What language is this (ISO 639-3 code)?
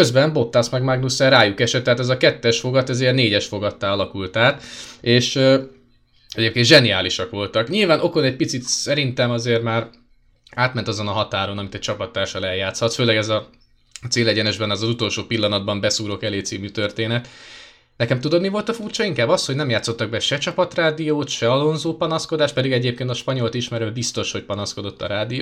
hun